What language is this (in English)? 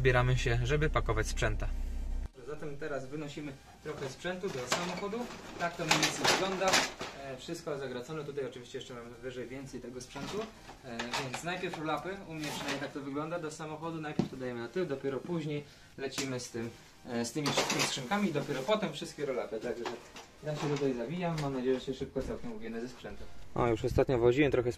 Polish